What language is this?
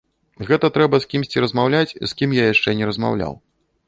Belarusian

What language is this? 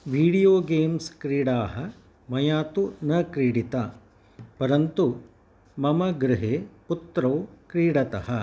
Sanskrit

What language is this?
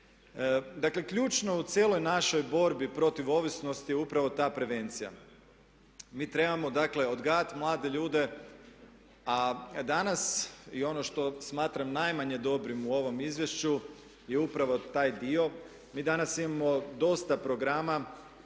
Croatian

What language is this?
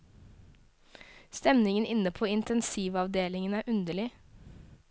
Norwegian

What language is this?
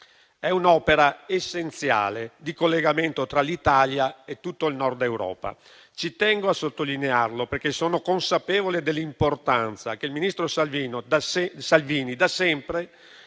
Italian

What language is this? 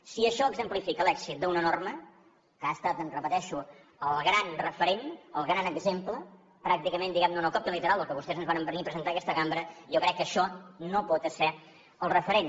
Catalan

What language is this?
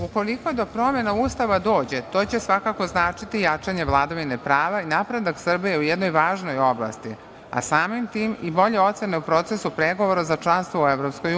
Serbian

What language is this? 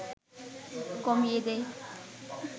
Bangla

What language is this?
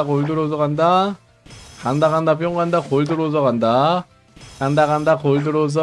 Korean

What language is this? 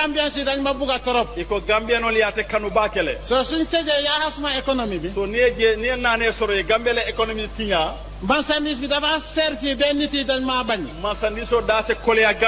Indonesian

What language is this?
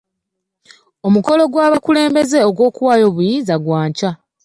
Ganda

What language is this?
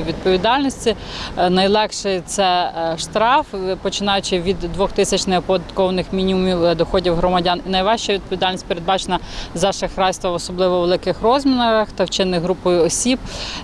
Ukrainian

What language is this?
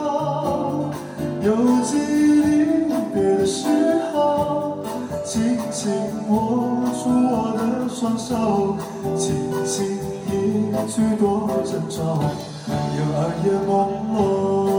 Chinese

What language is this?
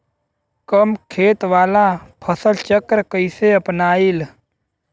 Bhojpuri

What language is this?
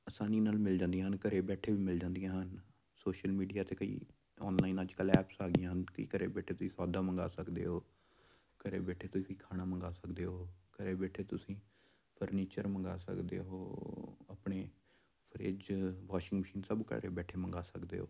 Punjabi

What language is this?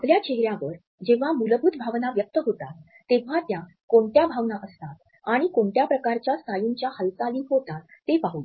Marathi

